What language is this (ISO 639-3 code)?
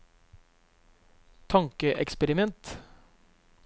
nor